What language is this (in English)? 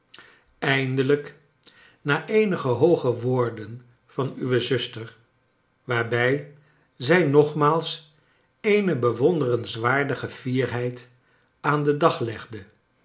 Dutch